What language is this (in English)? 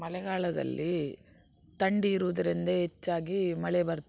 Kannada